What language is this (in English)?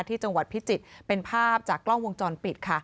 Thai